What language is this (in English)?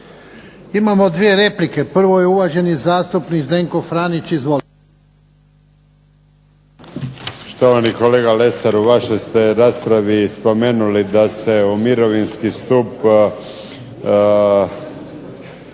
Croatian